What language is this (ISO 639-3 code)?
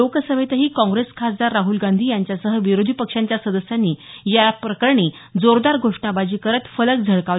mar